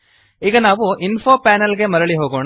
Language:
Kannada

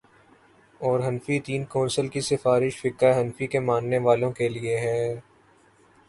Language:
Urdu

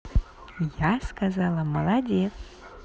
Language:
Russian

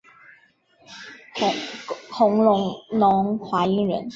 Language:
Chinese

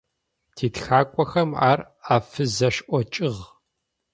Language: Adyghe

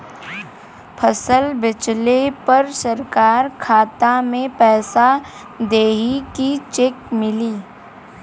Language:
Bhojpuri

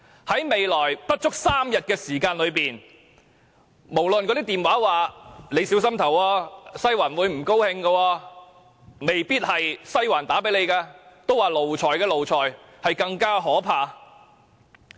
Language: Cantonese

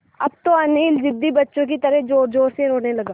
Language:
Hindi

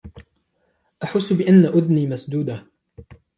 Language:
Arabic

